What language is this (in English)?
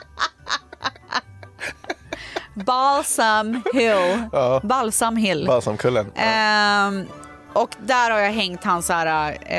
Swedish